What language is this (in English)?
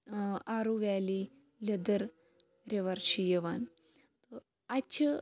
Kashmiri